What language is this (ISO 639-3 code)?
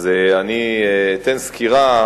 heb